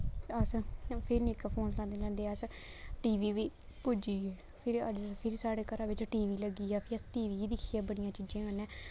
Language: Dogri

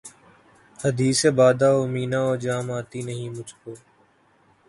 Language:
Urdu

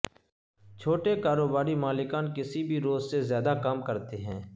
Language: Urdu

